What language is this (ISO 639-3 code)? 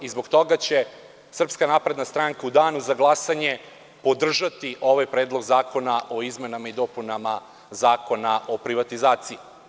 srp